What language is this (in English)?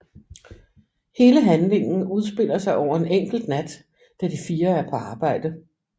Danish